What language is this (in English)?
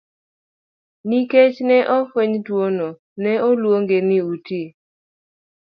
Luo (Kenya and Tanzania)